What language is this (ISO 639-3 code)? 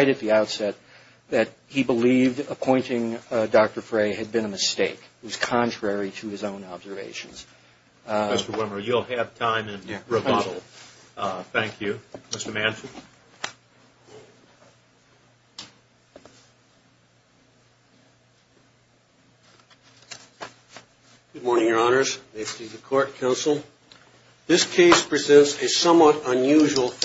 eng